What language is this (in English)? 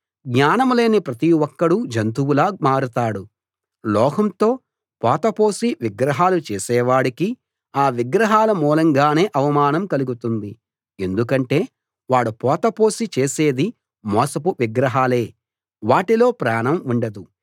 Telugu